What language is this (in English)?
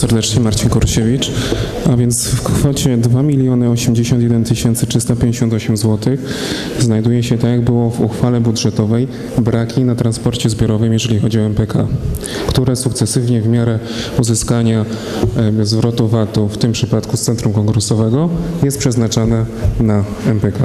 Polish